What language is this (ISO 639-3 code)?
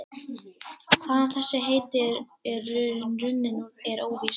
isl